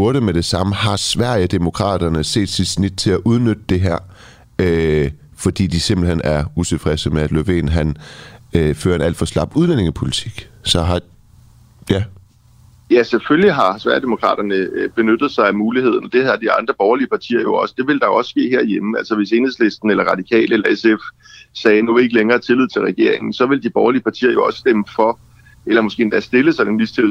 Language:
Danish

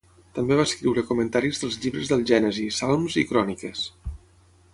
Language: Catalan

